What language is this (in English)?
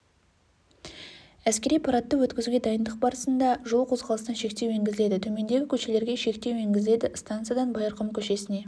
Kazakh